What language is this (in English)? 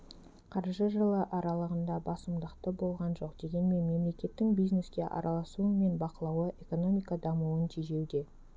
Kazakh